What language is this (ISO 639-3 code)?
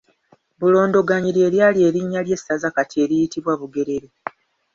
lug